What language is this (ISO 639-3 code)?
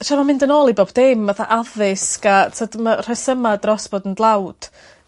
cym